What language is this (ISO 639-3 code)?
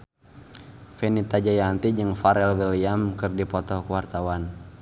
sun